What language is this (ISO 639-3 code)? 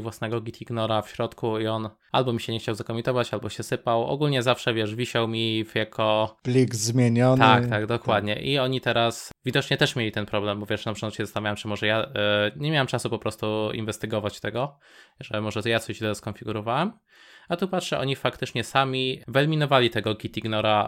pol